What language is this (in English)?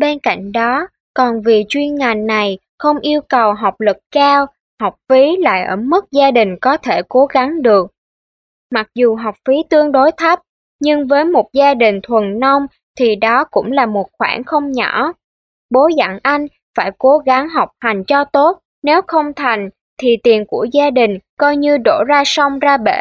Vietnamese